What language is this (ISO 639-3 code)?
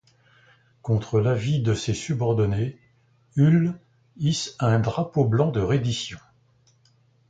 fra